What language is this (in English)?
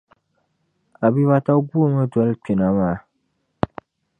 Dagbani